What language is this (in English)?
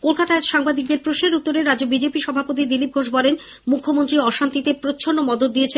Bangla